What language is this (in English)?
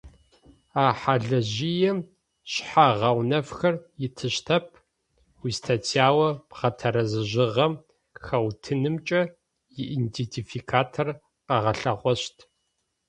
Adyghe